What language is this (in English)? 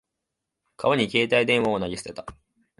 Japanese